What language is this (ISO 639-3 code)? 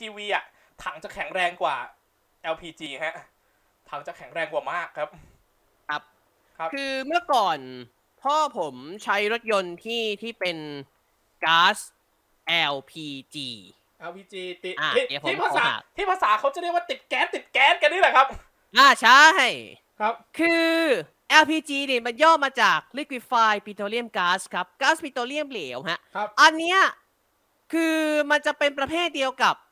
tha